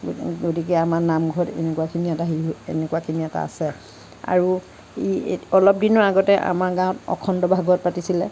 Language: Assamese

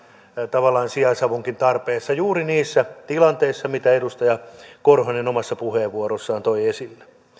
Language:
Finnish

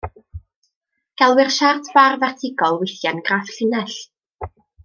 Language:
Welsh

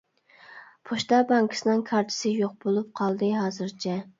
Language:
Uyghur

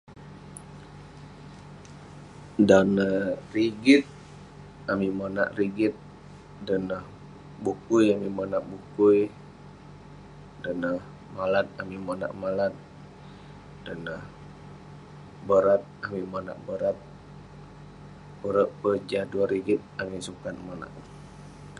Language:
Western Penan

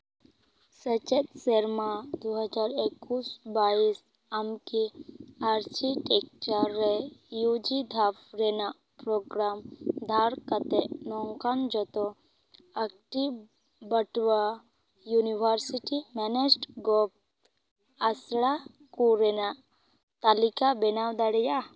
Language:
Santali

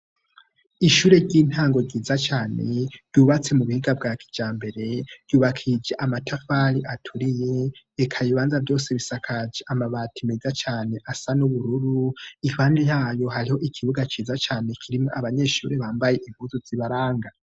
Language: Rundi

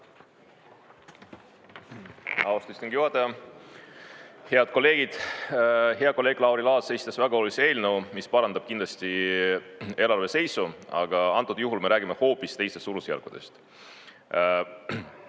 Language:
Estonian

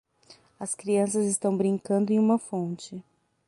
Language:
Portuguese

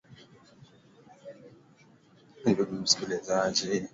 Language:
Swahili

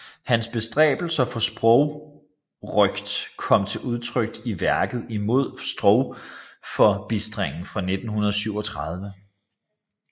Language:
Danish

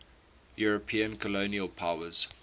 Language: English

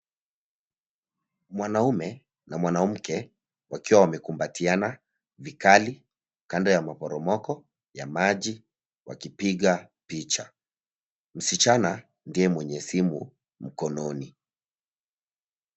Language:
Swahili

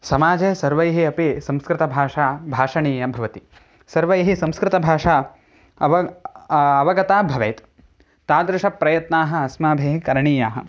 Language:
Sanskrit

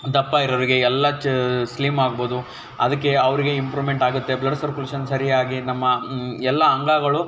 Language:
Kannada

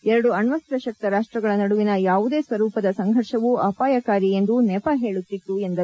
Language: Kannada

